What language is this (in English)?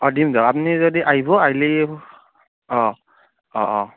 Assamese